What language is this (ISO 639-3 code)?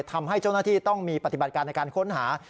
tha